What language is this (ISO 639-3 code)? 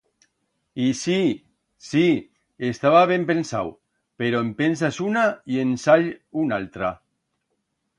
arg